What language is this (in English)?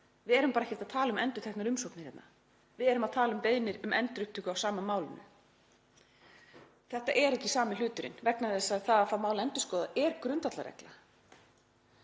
Icelandic